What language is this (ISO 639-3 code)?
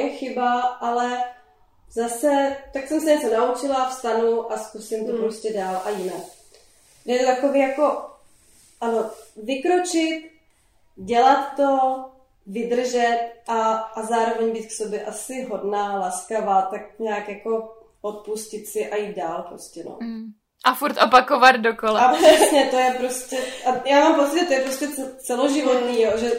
ces